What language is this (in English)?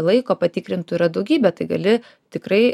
Lithuanian